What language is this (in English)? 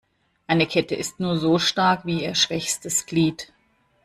German